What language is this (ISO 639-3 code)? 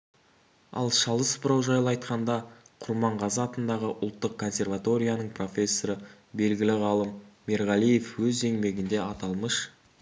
kaz